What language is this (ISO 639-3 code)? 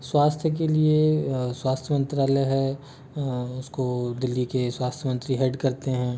hin